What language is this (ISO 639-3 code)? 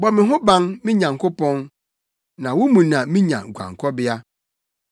aka